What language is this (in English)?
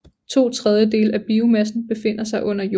Danish